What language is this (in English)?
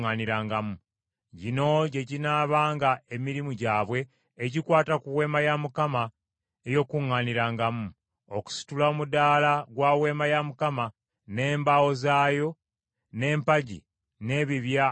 Ganda